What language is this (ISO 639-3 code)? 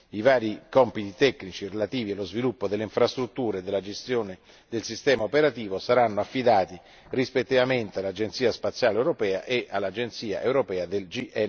ita